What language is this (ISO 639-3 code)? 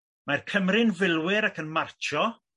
cym